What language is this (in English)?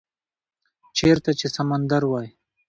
Pashto